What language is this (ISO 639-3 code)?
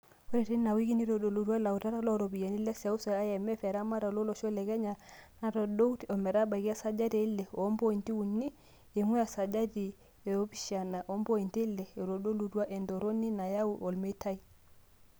mas